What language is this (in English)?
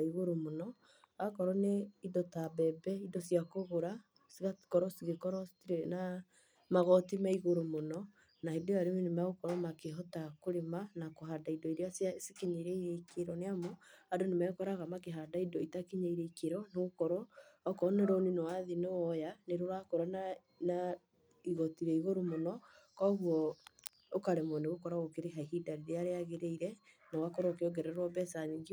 Kikuyu